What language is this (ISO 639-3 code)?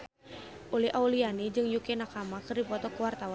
sun